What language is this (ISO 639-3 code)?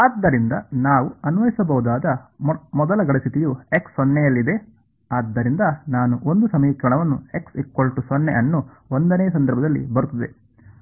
kan